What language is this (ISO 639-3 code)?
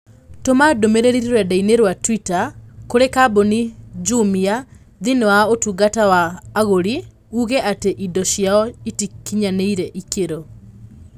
kik